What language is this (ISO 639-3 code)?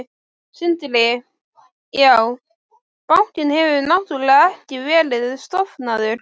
isl